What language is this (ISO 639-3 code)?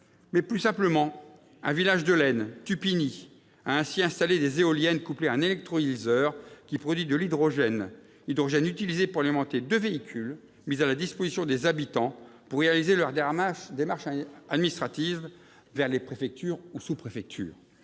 fra